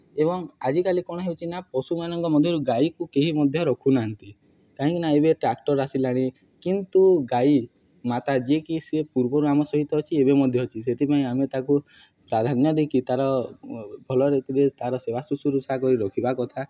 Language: Odia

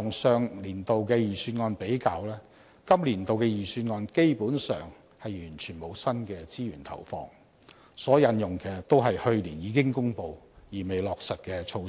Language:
Cantonese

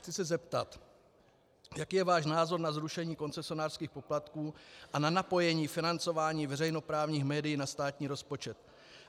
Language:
Czech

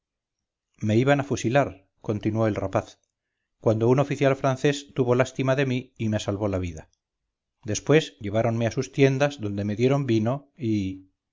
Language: Spanish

